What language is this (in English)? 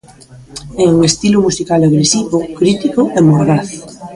Galician